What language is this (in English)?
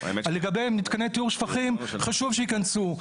Hebrew